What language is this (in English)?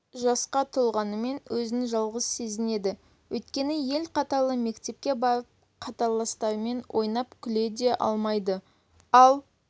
Kazakh